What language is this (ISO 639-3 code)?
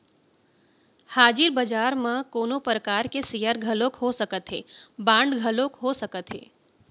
hne